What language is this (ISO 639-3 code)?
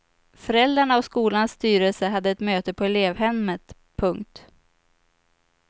swe